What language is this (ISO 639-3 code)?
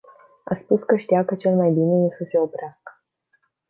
ron